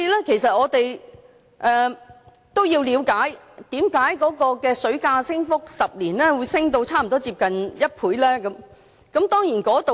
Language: Cantonese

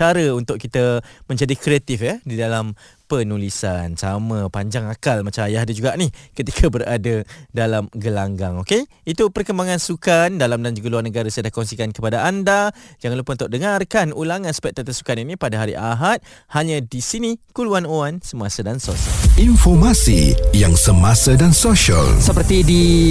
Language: Malay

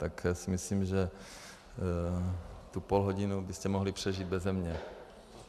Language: Czech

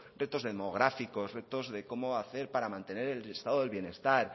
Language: Spanish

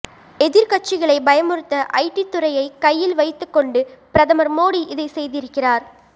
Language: Tamil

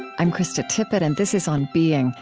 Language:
English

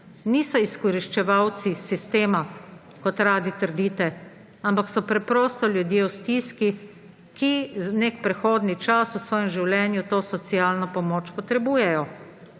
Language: Slovenian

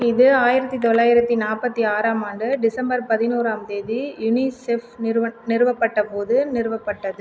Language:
Tamil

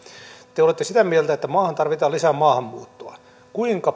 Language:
Finnish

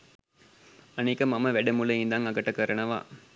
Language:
Sinhala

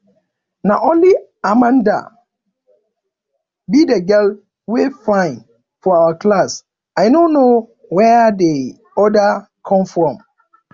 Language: Nigerian Pidgin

